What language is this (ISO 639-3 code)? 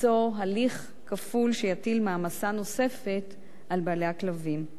heb